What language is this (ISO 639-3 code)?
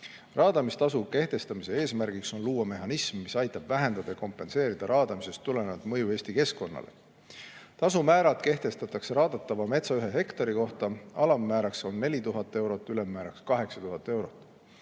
est